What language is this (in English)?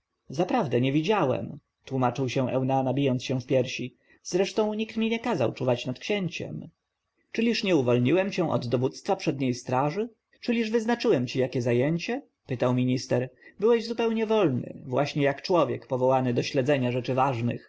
Polish